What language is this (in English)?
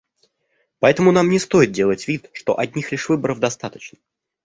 Russian